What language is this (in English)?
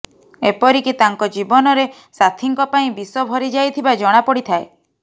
Odia